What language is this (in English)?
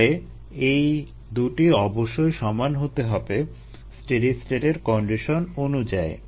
Bangla